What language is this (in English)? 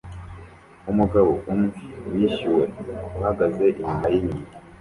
Kinyarwanda